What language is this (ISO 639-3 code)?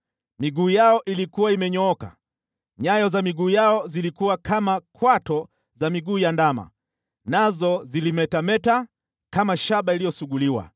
swa